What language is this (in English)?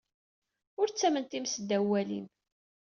Kabyle